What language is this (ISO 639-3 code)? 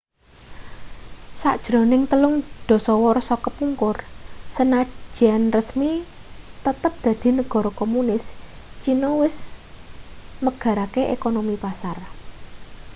jav